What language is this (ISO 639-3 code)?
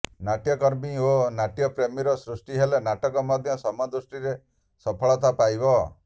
ori